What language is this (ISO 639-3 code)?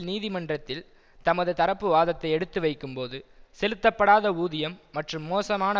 tam